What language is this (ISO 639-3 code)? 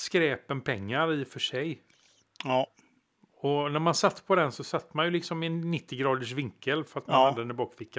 swe